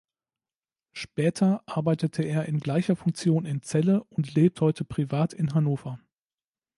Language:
German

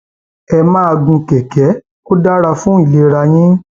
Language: Yoruba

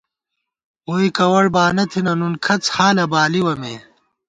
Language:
Gawar-Bati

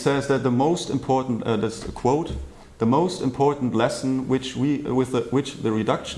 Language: English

